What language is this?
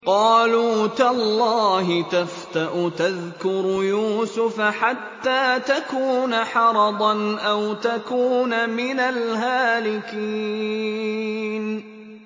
Arabic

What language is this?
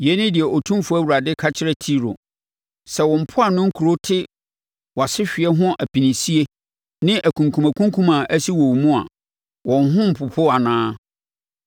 Akan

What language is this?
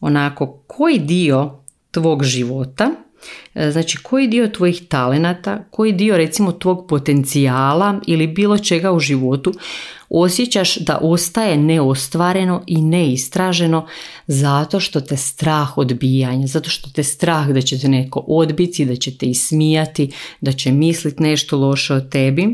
Croatian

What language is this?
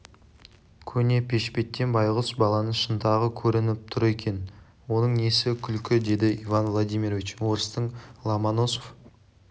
Kazakh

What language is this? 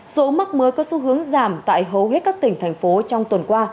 Vietnamese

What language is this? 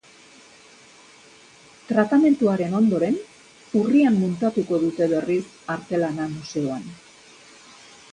Basque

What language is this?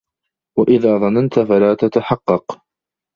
Arabic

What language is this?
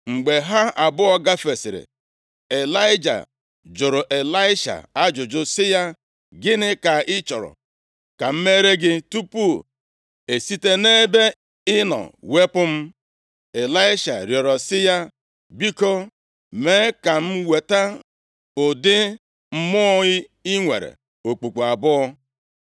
Igbo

